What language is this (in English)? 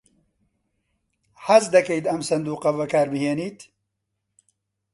Central Kurdish